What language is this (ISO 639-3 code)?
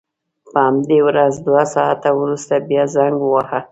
pus